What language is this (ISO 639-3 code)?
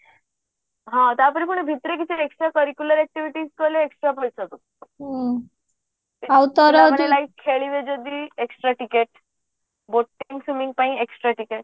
ori